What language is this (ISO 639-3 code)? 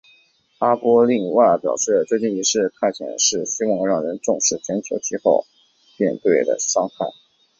zho